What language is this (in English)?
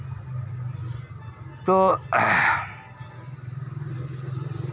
Santali